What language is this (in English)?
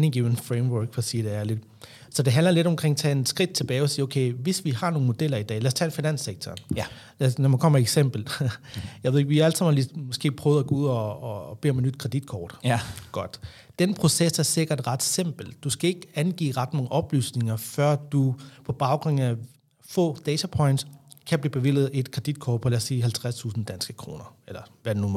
Danish